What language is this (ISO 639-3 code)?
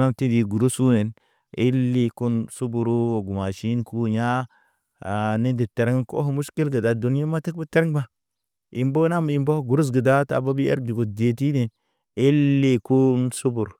mne